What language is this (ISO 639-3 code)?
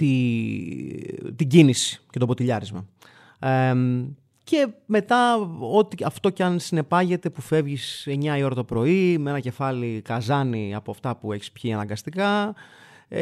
ell